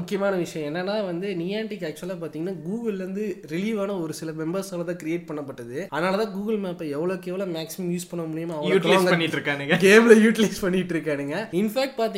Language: Tamil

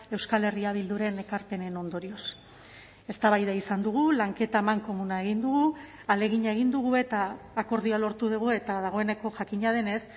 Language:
Basque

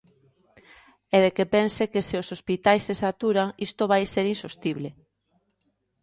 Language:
Galician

